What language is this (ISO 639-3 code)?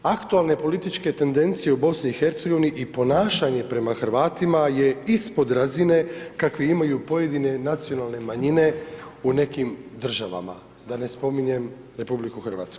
hrv